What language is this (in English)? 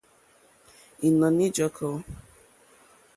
Mokpwe